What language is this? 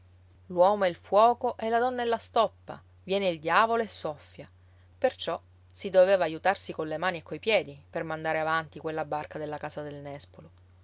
Italian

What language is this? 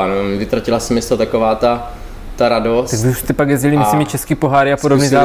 Czech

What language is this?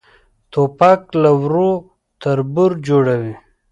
Pashto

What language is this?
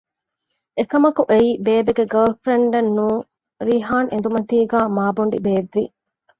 Divehi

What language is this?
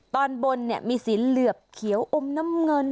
Thai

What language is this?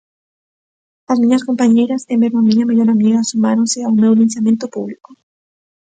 Galician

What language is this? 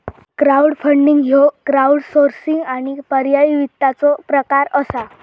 Marathi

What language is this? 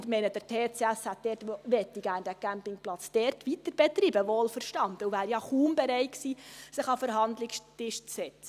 Swiss German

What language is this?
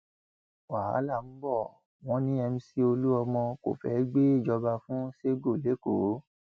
Yoruba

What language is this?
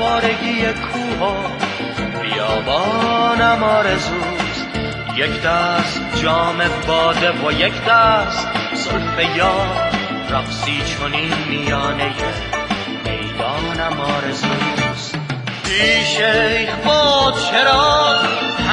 Persian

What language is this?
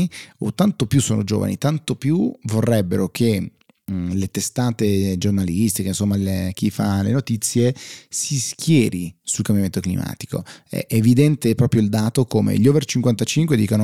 Italian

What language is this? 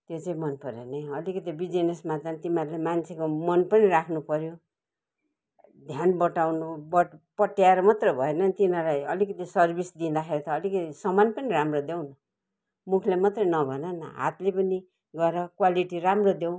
Nepali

